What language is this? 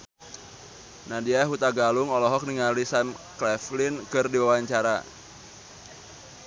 Sundanese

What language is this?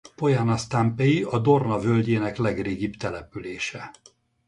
Hungarian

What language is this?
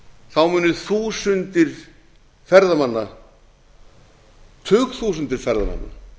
Icelandic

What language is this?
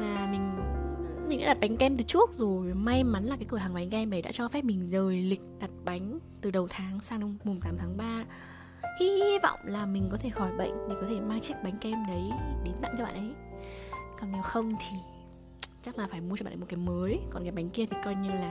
Vietnamese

